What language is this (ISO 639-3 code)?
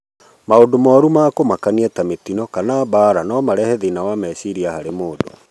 kik